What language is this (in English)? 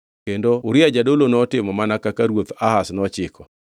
Luo (Kenya and Tanzania)